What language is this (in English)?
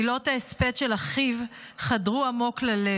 Hebrew